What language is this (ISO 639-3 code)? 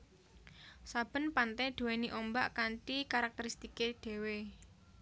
jav